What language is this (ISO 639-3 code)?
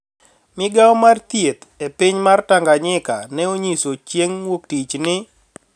luo